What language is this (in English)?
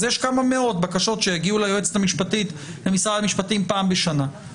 Hebrew